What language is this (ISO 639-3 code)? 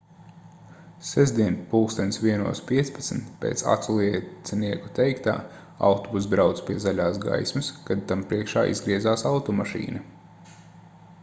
lav